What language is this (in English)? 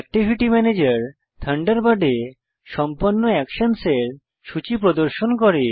Bangla